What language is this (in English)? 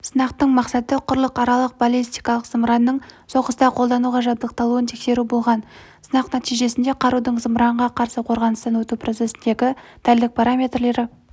Kazakh